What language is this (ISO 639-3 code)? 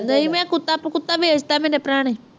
pan